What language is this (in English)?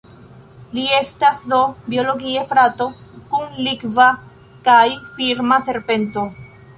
Esperanto